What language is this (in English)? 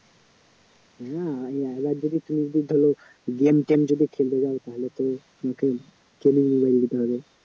Bangla